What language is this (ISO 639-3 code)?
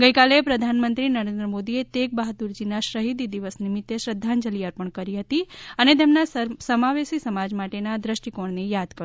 guj